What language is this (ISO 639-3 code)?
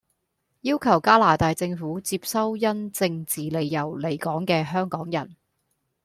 yue